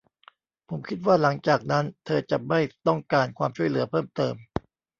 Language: Thai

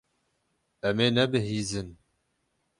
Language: Kurdish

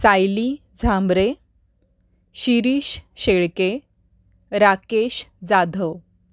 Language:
Marathi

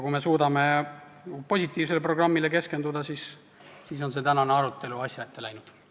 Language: Estonian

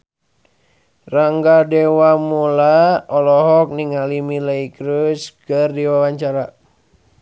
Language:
Sundanese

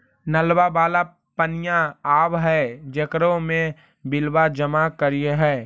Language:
Magahi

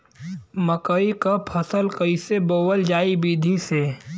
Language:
Bhojpuri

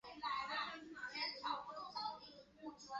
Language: Chinese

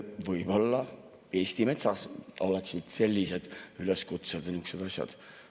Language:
Estonian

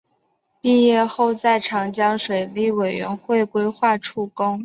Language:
Chinese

